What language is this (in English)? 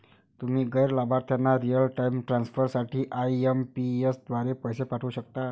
Marathi